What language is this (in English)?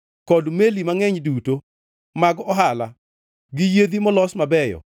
Luo (Kenya and Tanzania)